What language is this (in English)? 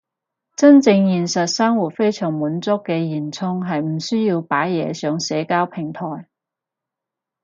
Cantonese